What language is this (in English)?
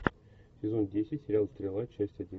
Russian